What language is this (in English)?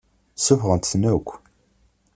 Kabyle